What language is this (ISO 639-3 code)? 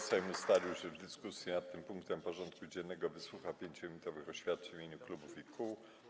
pol